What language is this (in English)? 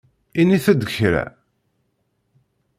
Kabyle